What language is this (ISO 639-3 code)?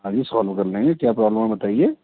urd